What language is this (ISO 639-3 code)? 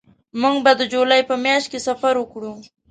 pus